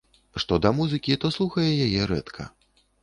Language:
Belarusian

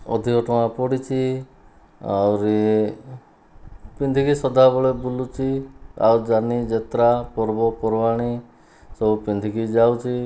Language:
Odia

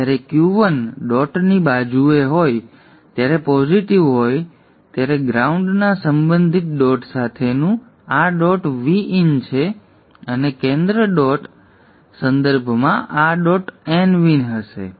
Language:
Gujarati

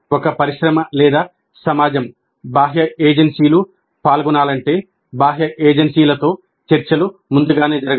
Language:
Telugu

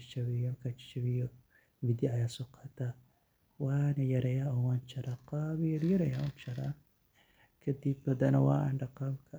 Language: Somali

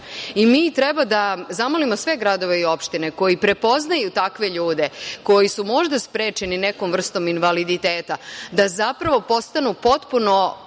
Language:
Serbian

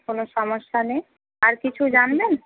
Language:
Bangla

